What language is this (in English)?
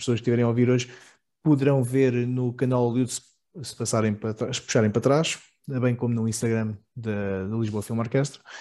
Portuguese